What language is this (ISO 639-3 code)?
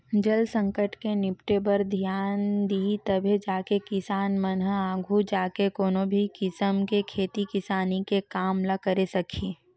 hne